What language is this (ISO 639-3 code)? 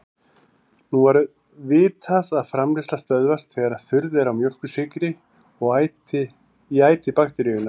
isl